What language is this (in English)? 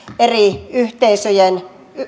Finnish